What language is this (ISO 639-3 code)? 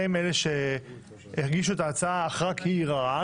heb